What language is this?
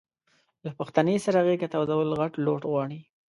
Pashto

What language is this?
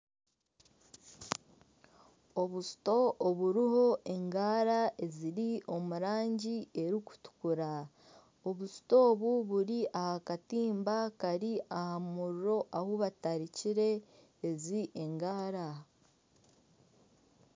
Nyankole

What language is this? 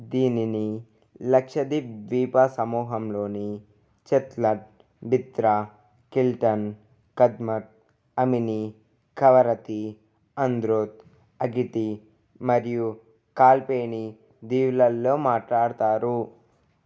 Telugu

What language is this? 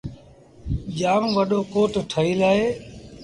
Sindhi Bhil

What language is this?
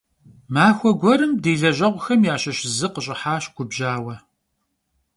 Kabardian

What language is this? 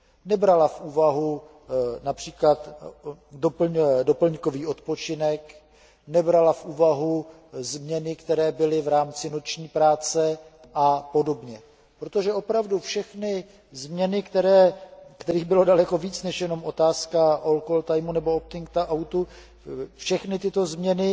Czech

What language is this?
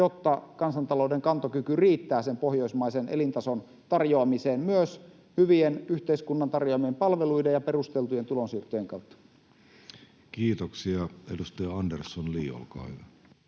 Finnish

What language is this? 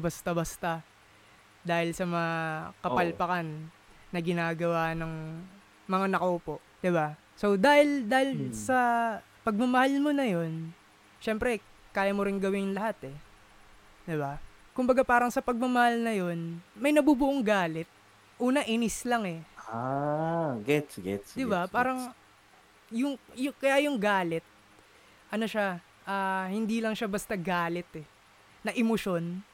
Filipino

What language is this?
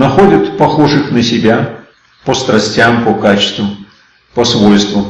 Russian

